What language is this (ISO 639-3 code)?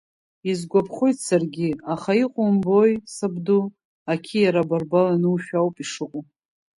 abk